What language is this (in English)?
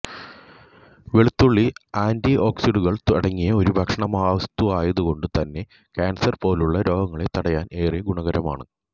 Malayalam